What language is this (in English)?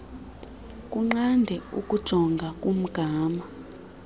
Xhosa